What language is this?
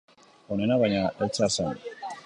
Basque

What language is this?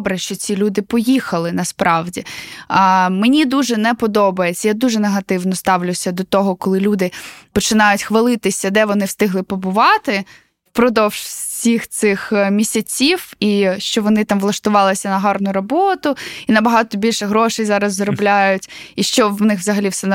Ukrainian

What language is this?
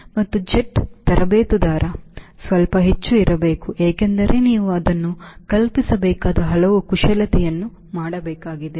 Kannada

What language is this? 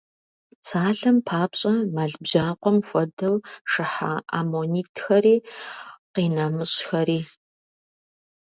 Kabardian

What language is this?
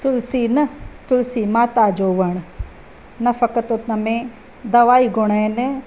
Sindhi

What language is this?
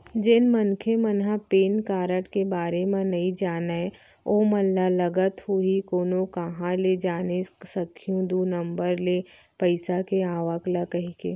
Chhattisgarhi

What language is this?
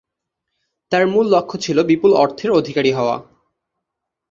Bangla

